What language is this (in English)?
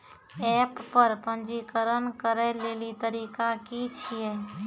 Maithili